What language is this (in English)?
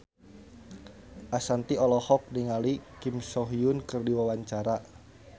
Sundanese